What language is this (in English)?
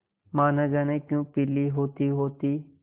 Hindi